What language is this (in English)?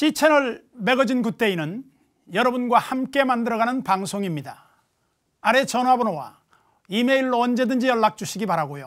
Korean